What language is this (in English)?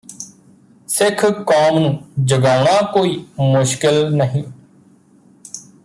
Punjabi